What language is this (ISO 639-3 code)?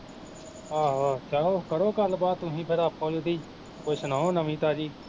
pan